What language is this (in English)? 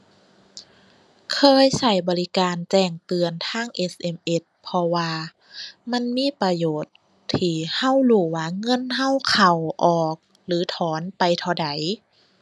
Thai